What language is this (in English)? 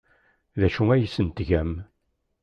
Kabyle